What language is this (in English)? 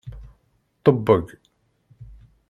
Kabyle